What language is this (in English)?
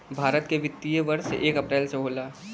Bhojpuri